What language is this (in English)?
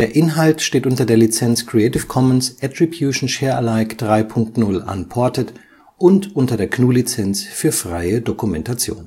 German